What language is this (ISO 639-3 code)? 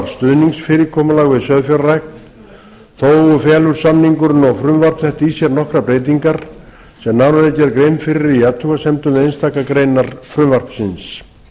isl